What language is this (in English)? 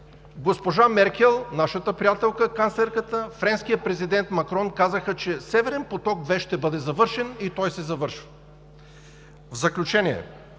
Bulgarian